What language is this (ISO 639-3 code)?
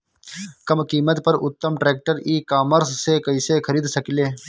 bho